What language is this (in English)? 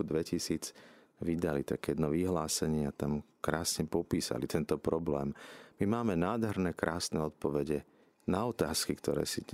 Slovak